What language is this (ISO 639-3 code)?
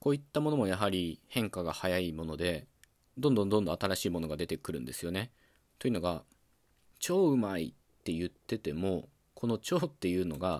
jpn